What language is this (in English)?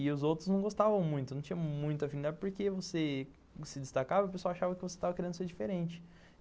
Portuguese